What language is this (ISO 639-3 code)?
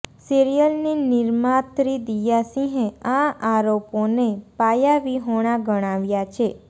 guj